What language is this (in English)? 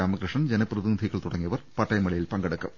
Malayalam